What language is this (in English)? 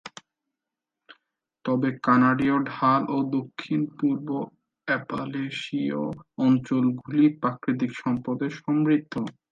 Bangla